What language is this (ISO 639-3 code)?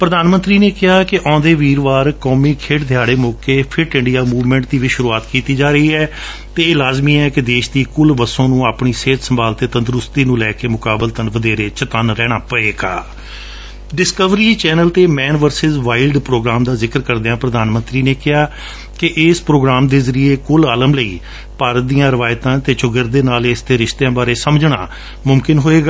pan